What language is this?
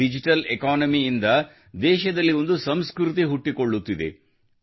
Kannada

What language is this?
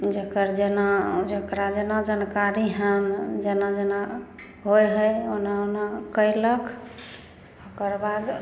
Maithili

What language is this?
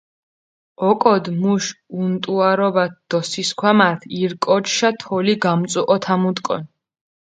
Mingrelian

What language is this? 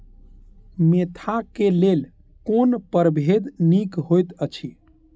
Maithili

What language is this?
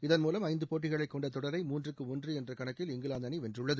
Tamil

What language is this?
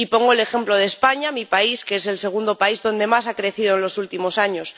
Spanish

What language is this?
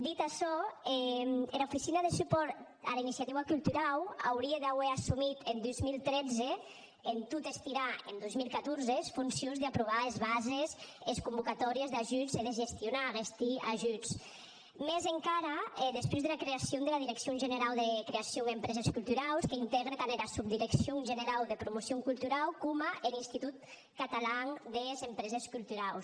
Catalan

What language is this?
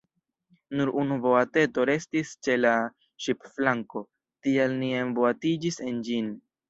Esperanto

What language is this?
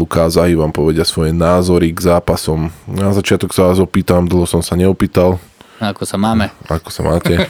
Slovak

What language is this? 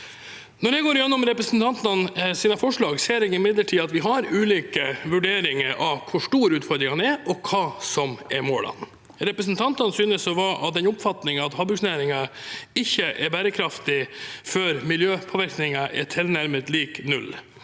Norwegian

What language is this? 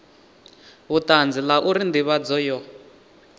Venda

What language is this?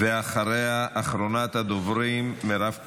Hebrew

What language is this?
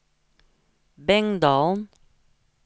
Norwegian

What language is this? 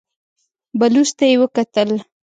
Pashto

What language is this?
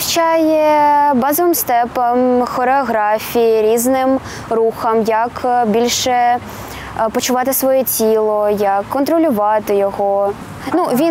Ukrainian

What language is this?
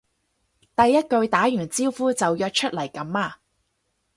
Cantonese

